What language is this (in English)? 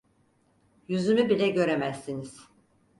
Turkish